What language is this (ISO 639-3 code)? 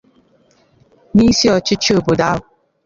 ibo